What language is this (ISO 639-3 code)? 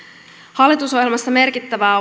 fin